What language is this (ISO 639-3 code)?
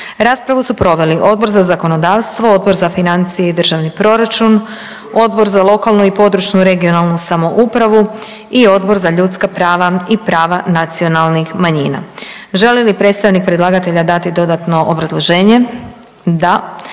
hrv